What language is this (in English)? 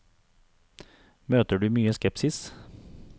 Norwegian